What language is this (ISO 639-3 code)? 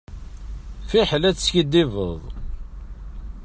kab